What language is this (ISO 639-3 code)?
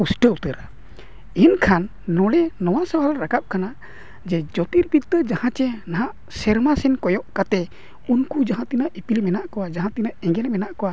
sat